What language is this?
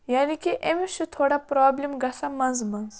Kashmiri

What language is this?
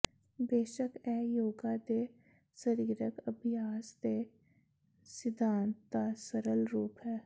Punjabi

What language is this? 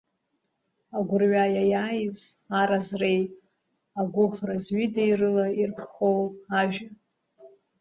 Abkhazian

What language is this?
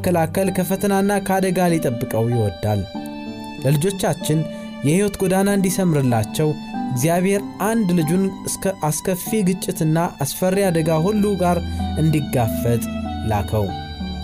Amharic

